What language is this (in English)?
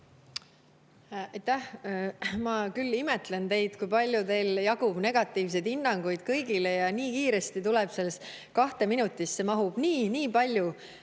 Estonian